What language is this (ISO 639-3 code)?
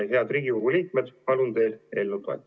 est